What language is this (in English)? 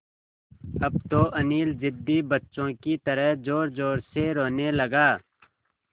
Hindi